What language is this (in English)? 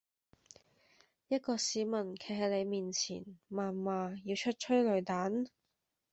Cantonese